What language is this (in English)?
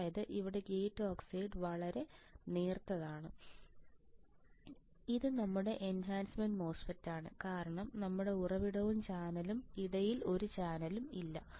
Malayalam